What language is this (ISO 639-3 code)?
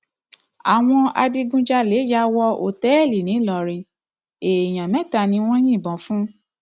yor